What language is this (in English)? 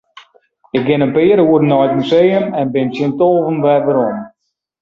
Western Frisian